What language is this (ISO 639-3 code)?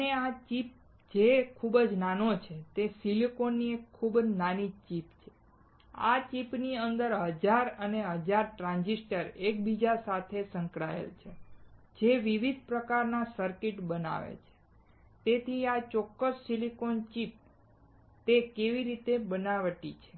guj